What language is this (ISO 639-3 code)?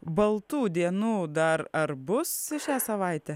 lit